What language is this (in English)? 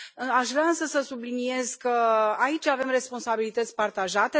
Romanian